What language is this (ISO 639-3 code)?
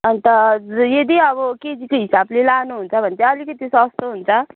nep